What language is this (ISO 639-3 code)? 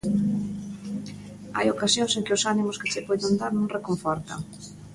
glg